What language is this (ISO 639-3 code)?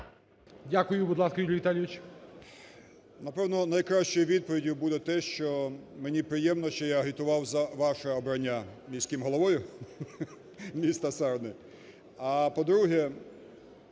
ukr